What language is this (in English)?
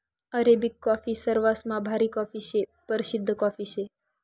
Marathi